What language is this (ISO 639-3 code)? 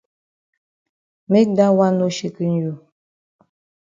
wes